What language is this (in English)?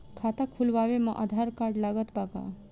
Bhojpuri